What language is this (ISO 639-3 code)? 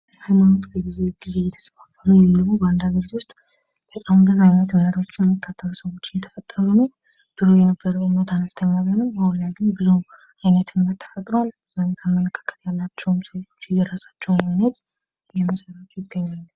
amh